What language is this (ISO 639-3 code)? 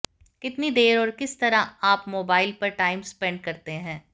hin